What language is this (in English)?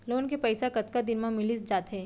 Chhattisgarhi